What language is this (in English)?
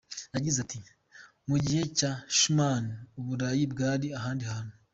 Kinyarwanda